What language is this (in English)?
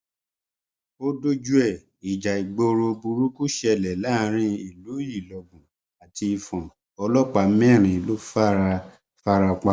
Yoruba